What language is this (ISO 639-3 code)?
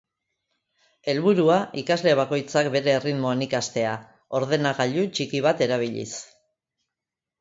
eus